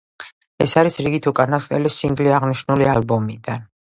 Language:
Georgian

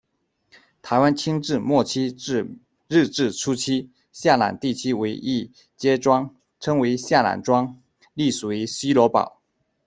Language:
Chinese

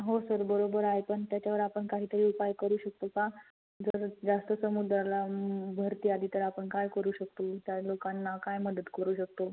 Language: Marathi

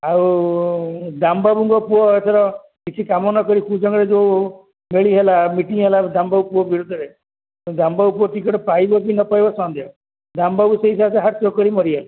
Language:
Odia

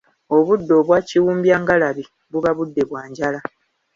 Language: Ganda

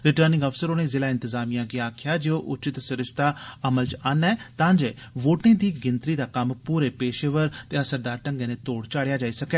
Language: Dogri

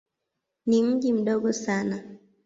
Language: Swahili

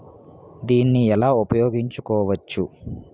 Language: Telugu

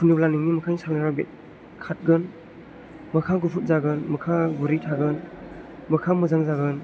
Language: Bodo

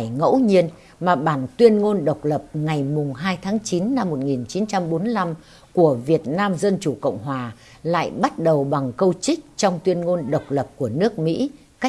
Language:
Vietnamese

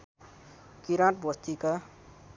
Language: Nepali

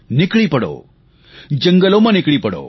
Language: Gujarati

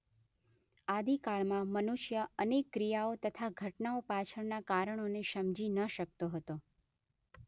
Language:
Gujarati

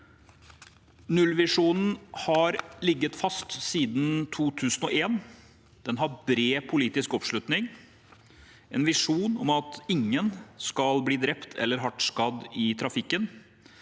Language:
Norwegian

